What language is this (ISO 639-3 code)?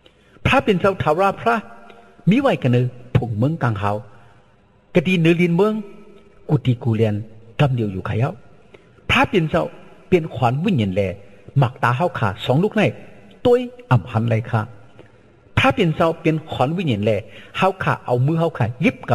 tha